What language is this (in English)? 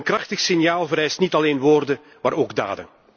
Dutch